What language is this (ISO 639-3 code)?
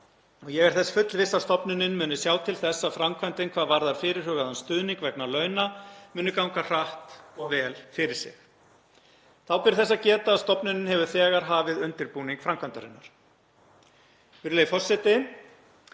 isl